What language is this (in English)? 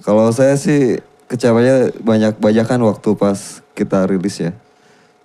Indonesian